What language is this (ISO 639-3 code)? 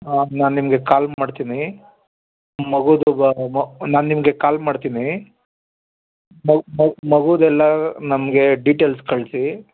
kan